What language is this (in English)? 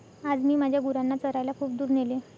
Marathi